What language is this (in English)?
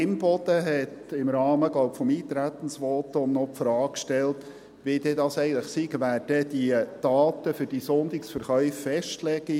Swiss German